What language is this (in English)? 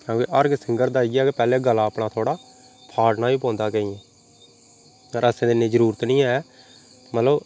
Dogri